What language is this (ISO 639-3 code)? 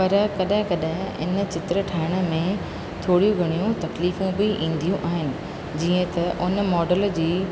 snd